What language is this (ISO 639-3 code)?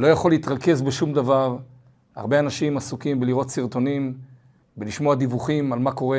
heb